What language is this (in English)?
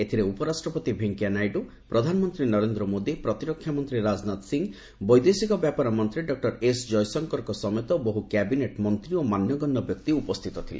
Odia